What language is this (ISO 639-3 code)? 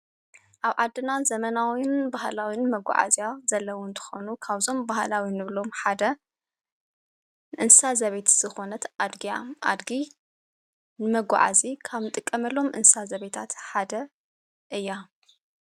tir